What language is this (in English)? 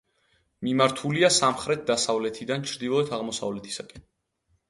Georgian